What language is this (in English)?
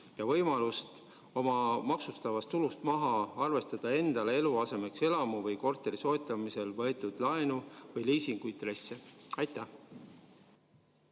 Estonian